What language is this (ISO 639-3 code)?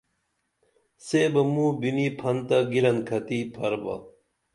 dml